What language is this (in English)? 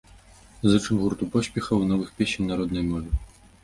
Belarusian